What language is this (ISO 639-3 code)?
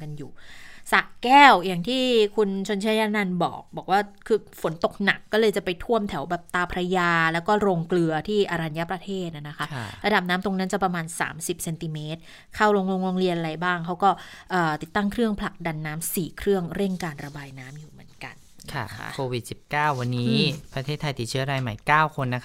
tha